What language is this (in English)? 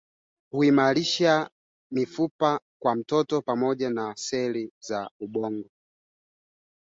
Swahili